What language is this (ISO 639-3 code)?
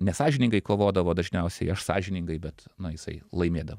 lit